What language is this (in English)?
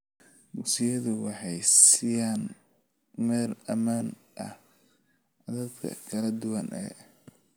Somali